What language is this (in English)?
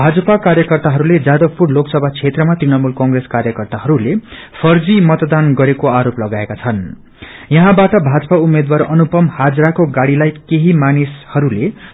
Nepali